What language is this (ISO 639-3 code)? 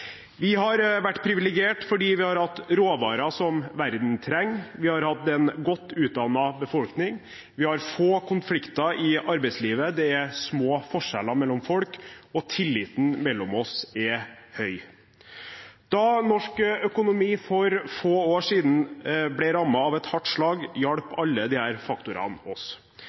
nob